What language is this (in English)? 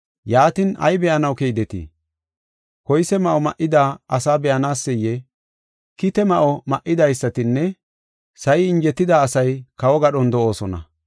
Gofa